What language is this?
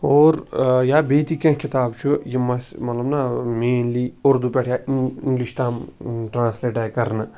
Kashmiri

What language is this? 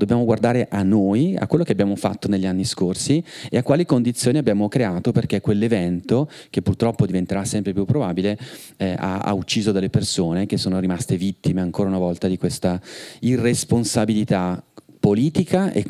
Italian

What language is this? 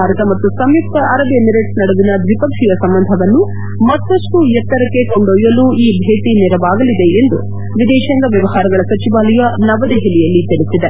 Kannada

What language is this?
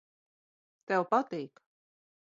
Latvian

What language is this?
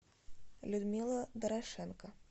Russian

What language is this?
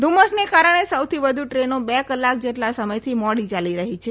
Gujarati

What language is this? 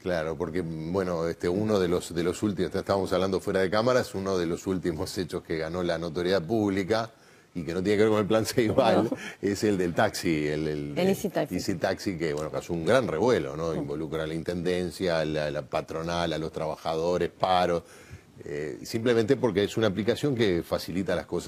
Spanish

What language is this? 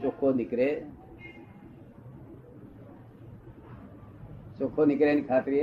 Gujarati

